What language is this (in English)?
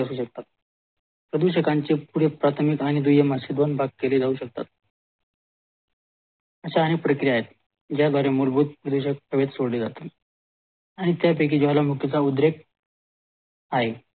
Marathi